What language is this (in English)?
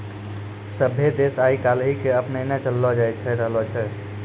Maithili